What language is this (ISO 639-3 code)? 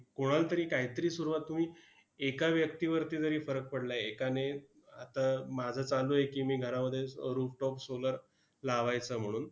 mar